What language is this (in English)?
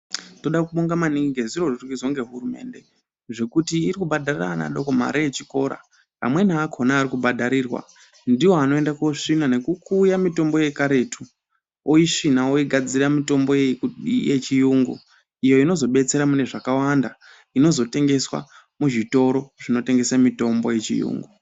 Ndau